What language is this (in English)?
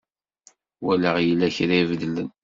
Kabyle